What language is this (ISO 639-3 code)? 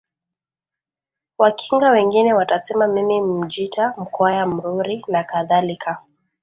swa